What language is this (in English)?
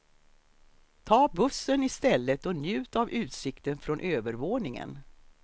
Swedish